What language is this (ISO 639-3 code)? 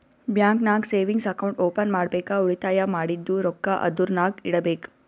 kan